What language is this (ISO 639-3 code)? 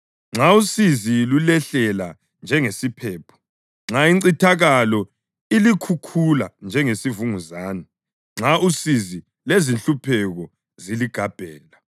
nde